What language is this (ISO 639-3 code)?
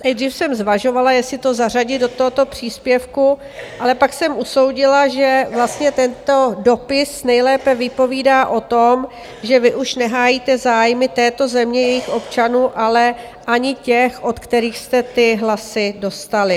ces